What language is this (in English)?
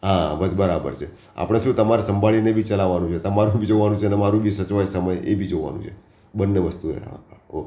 Gujarati